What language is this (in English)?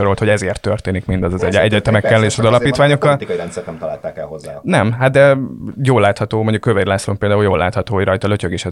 Hungarian